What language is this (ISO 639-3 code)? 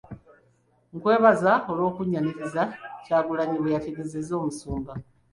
lug